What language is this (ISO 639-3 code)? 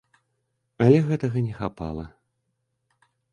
bel